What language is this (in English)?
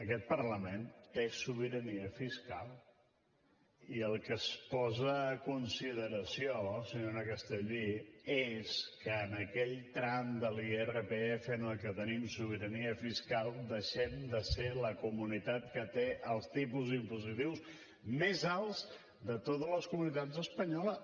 Catalan